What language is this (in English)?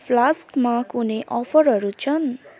Nepali